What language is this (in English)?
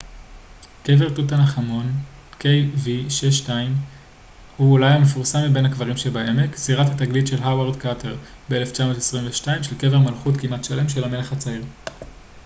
Hebrew